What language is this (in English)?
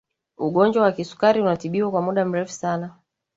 Swahili